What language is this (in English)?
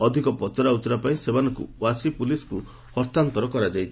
Odia